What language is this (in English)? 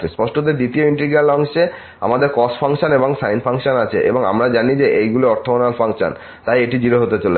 Bangla